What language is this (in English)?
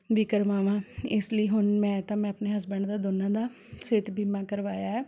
Punjabi